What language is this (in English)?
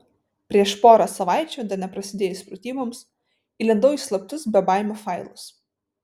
Lithuanian